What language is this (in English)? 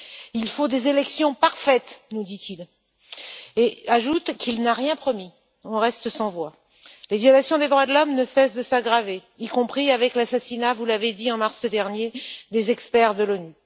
French